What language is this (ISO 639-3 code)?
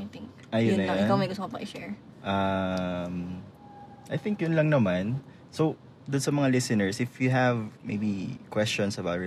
fil